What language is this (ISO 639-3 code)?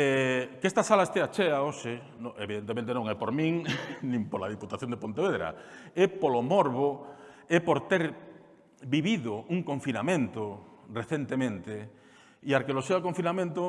spa